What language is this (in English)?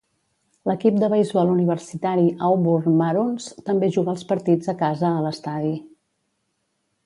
Catalan